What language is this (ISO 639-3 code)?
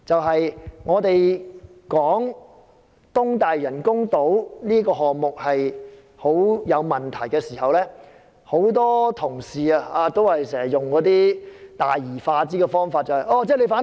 yue